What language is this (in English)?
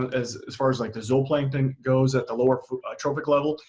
English